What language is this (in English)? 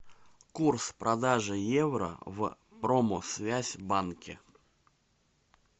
Russian